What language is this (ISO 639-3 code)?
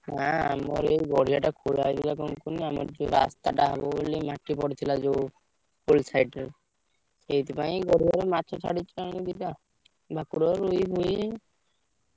ori